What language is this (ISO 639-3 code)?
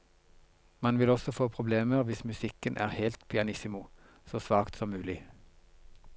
nor